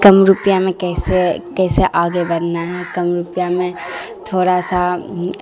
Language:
Urdu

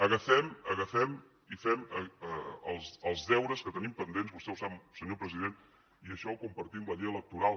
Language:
Catalan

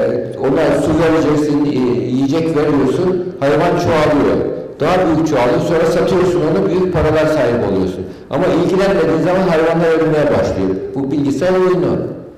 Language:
Turkish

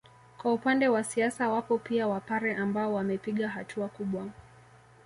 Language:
Swahili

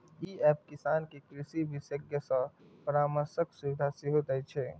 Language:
Maithili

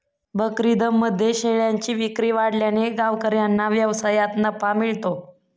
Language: Marathi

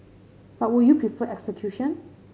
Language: English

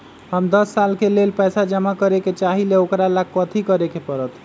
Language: Magahi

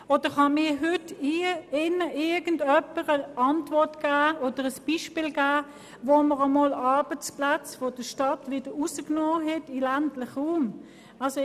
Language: Swiss German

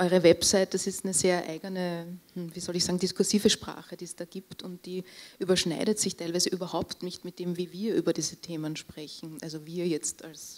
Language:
German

